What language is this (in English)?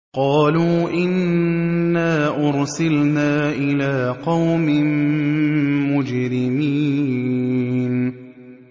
Arabic